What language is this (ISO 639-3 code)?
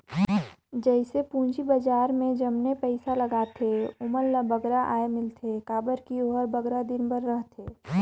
hne